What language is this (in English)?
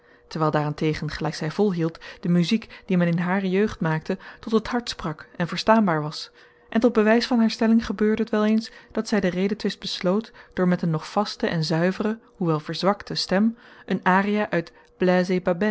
Dutch